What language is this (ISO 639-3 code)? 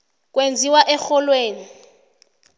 nbl